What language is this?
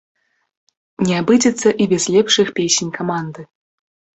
Belarusian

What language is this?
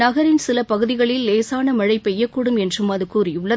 Tamil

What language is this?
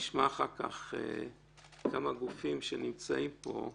Hebrew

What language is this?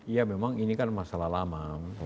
Indonesian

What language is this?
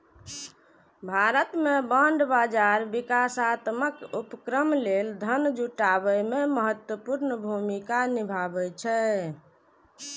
Maithili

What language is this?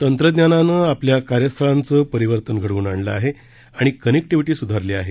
Marathi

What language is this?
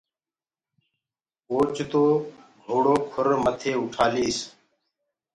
Gurgula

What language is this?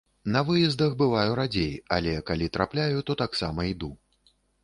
Belarusian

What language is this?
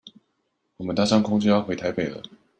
Chinese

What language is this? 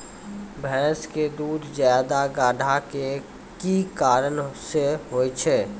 Maithili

